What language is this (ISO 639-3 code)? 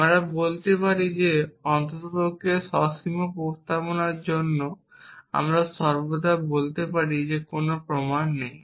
ben